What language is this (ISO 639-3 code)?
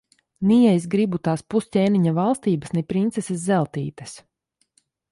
lav